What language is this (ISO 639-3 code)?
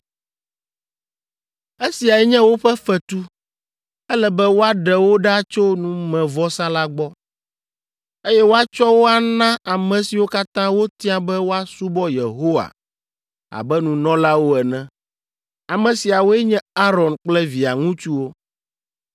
ewe